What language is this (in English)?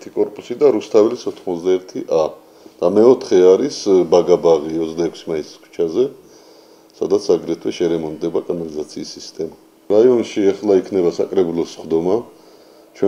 Romanian